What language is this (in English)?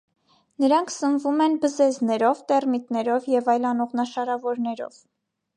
Armenian